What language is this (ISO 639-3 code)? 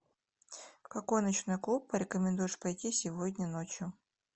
rus